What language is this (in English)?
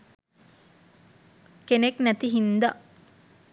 Sinhala